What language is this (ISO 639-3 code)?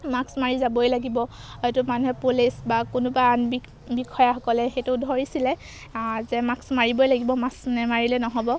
asm